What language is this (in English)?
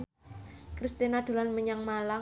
Javanese